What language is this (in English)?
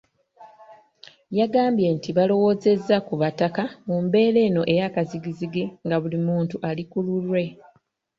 Ganda